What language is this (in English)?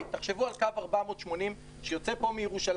Hebrew